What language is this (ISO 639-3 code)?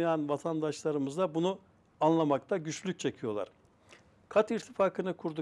tur